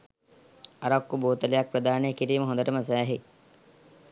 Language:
Sinhala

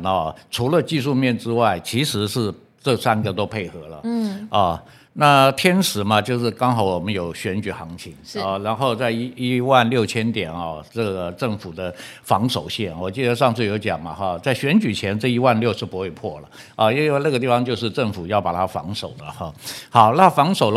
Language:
Chinese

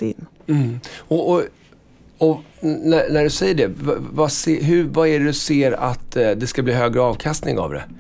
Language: Swedish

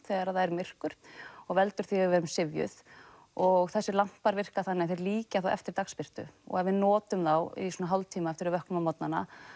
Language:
Icelandic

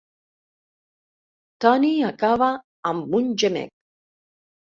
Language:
Catalan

